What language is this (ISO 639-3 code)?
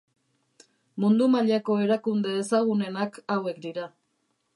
eus